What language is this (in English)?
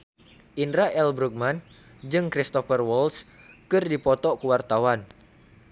Sundanese